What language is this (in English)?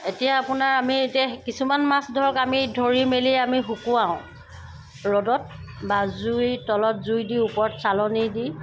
Assamese